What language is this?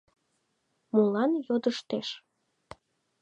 Mari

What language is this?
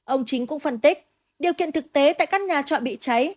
Vietnamese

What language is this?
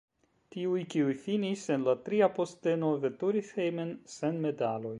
Esperanto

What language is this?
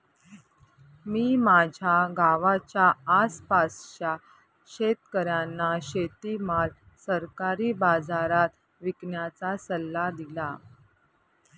Marathi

